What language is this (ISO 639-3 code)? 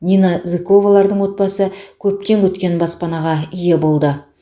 kaz